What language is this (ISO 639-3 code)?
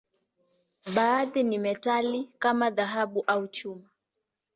swa